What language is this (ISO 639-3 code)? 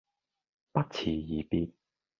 yue